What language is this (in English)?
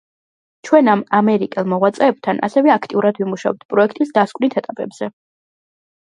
Georgian